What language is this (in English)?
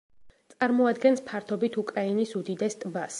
Georgian